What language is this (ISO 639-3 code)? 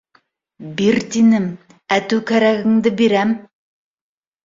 bak